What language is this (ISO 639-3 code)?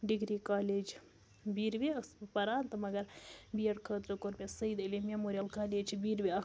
kas